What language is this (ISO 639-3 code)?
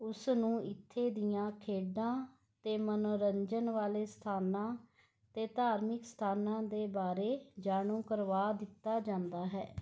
pan